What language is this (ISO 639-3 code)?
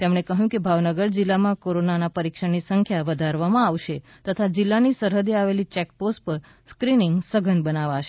guj